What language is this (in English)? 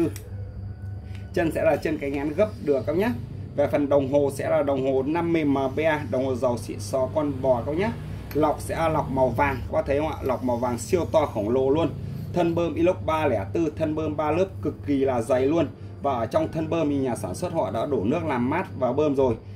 Vietnamese